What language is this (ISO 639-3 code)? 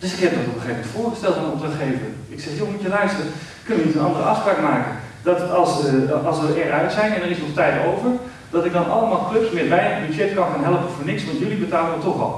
nld